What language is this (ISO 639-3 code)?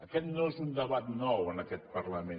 cat